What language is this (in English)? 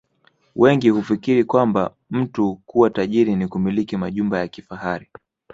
Swahili